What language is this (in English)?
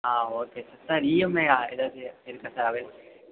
Tamil